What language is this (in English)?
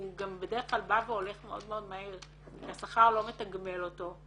Hebrew